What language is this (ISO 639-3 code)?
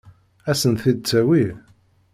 kab